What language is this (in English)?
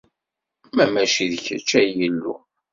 Kabyle